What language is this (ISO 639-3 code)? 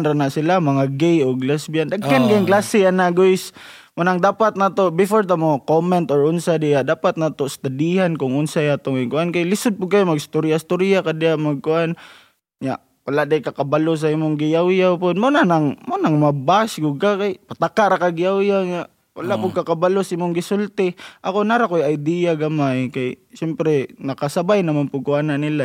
fil